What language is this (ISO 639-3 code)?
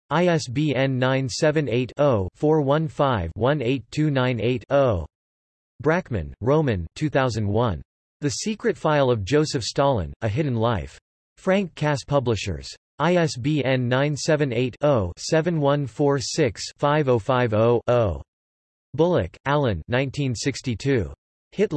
eng